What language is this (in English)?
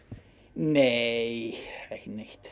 Icelandic